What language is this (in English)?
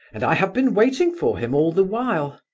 English